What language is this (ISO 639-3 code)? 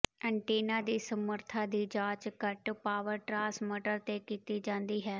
pan